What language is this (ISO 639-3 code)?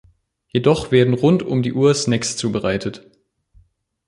deu